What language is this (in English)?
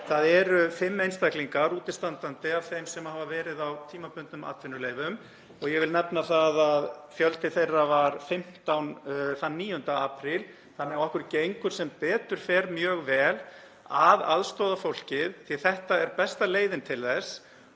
Icelandic